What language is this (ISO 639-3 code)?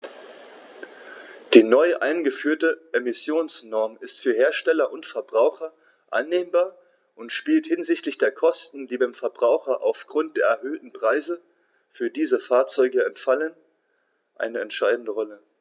deu